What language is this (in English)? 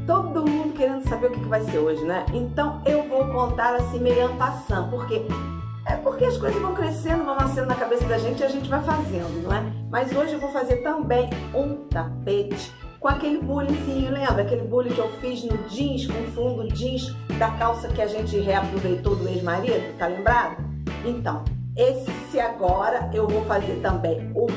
Portuguese